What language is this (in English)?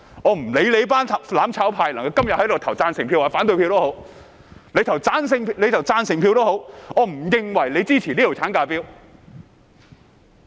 Cantonese